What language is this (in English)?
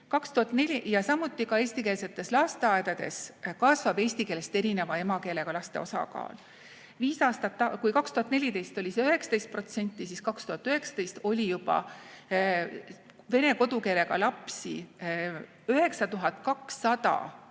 Estonian